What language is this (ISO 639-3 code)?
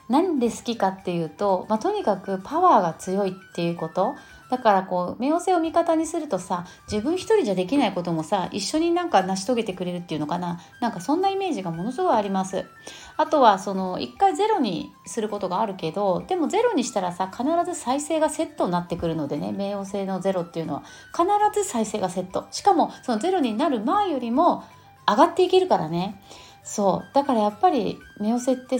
jpn